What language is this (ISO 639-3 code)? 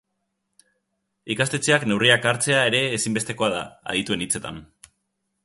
eus